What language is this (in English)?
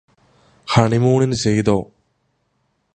Malayalam